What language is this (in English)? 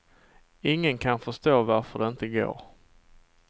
Swedish